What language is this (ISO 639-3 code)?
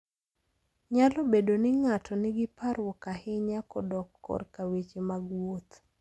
luo